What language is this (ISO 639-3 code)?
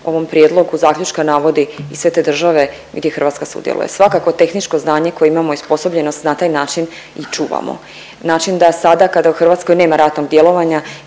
hrv